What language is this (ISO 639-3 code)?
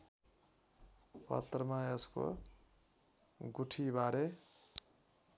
nep